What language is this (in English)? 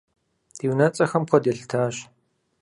Kabardian